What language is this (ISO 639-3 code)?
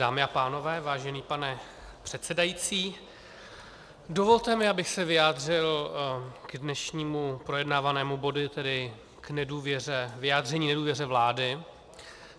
ces